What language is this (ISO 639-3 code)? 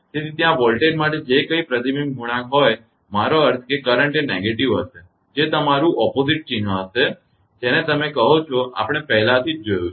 guj